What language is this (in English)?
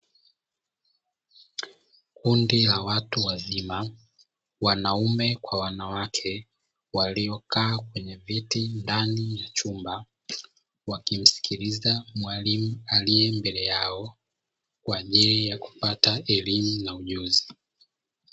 Swahili